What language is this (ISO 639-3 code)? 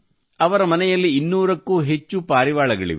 kan